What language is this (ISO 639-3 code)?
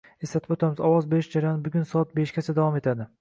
uzb